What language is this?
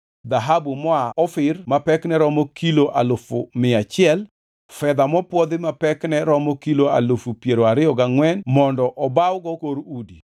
Luo (Kenya and Tanzania)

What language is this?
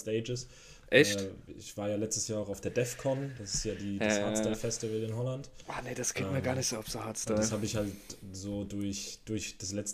German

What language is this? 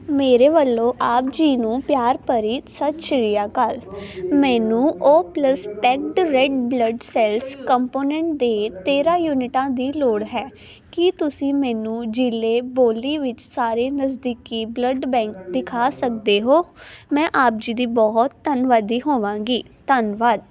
Punjabi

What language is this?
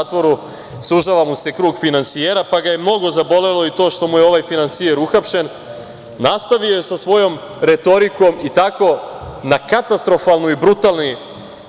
Serbian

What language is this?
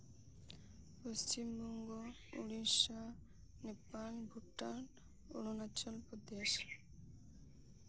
Santali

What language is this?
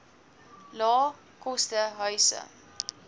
Afrikaans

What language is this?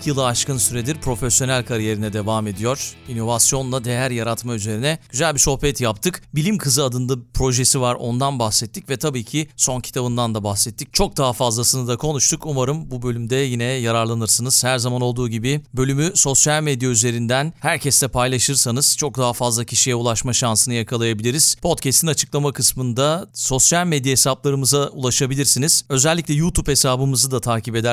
Turkish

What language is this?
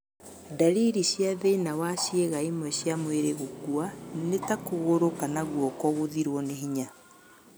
Kikuyu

